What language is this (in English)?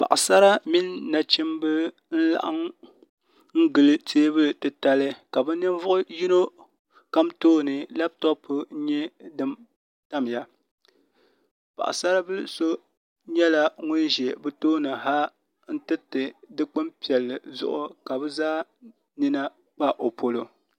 Dagbani